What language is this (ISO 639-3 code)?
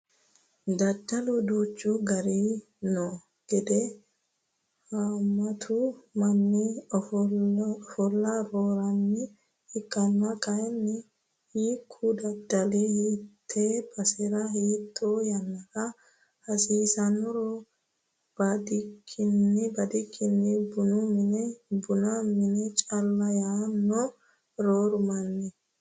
sid